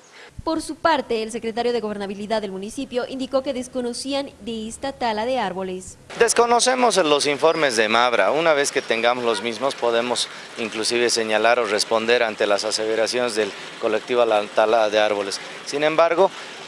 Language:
Spanish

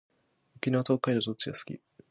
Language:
Japanese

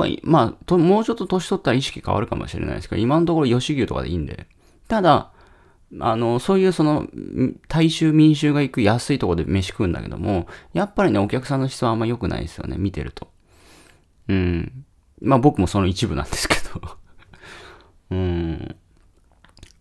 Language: Japanese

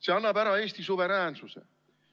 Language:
Estonian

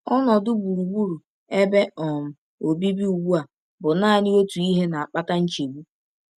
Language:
Igbo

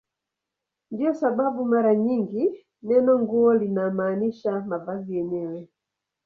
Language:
Swahili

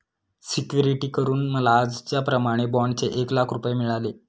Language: Marathi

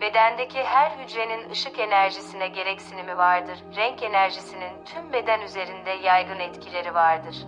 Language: Turkish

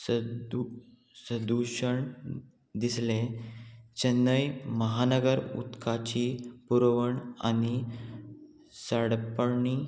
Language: Konkani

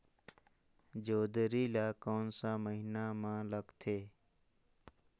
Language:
Chhattisgarhi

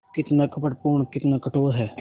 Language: Hindi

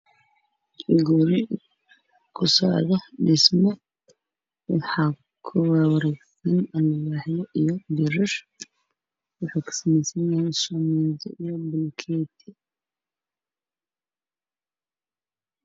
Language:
Somali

